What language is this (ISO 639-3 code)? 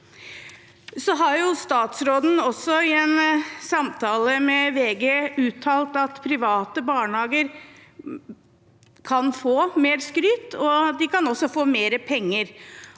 nor